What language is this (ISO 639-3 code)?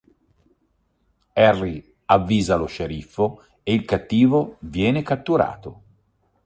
ita